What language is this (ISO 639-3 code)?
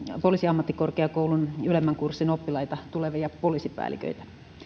fin